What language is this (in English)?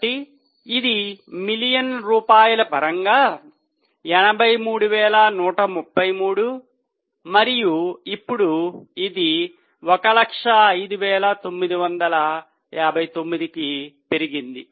Telugu